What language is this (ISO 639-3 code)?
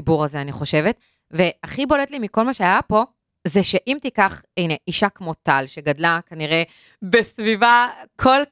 heb